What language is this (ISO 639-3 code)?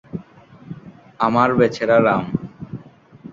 ben